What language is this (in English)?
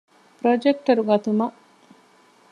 Divehi